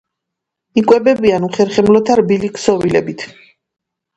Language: Georgian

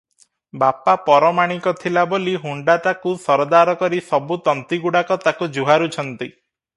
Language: Odia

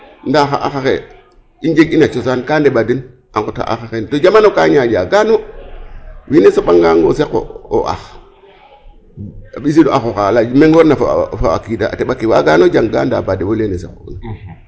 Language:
Serer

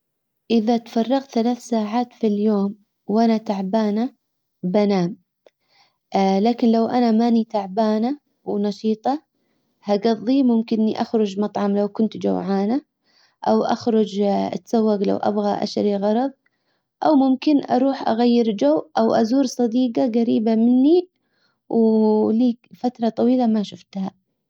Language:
Hijazi Arabic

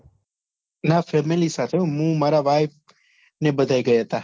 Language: Gujarati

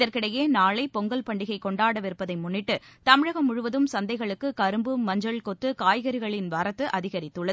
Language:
Tamil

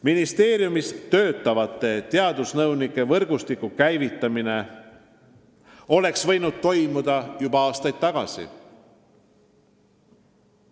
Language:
Estonian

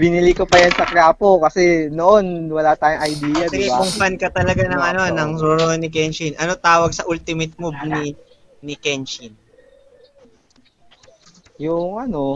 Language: Filipino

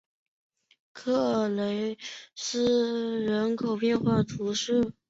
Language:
Chinese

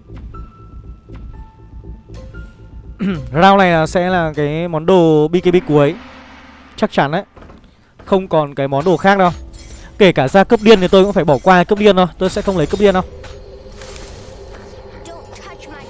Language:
Vietnamese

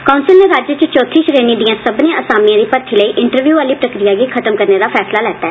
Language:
Dogri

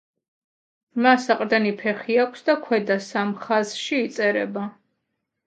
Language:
Georgian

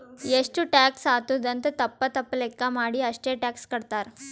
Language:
Kannada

